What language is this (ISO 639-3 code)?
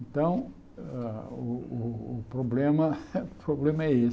por